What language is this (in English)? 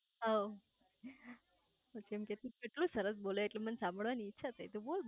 Gujarati